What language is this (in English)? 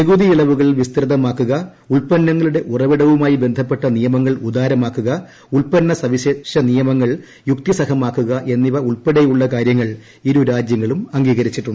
Malayalam